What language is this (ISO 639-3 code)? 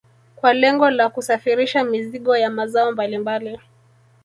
swa